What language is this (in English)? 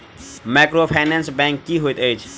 Maithili